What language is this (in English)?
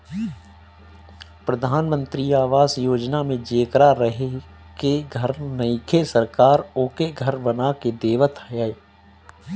Bhojpuri